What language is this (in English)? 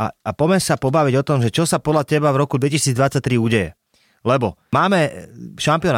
Slovak